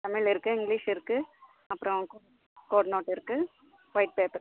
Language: Tamil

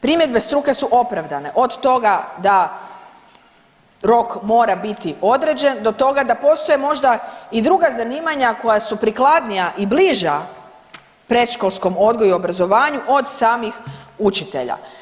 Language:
Croatian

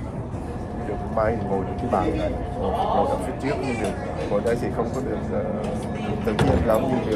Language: Vietnamese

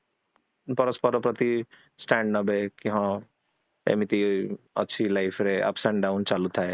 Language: Odia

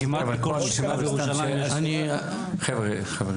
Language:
Hebrew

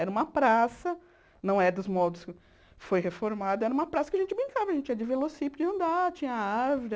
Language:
Portuguese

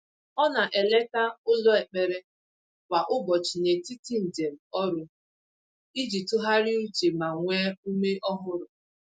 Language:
Igbo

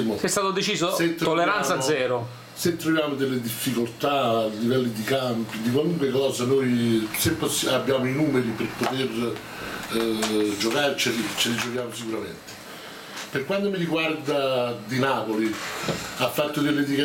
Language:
Italian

